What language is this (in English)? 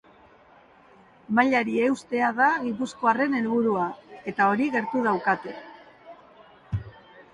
Basque